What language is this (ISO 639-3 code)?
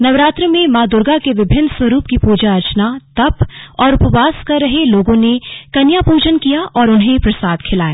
hin